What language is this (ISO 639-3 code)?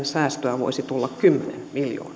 fin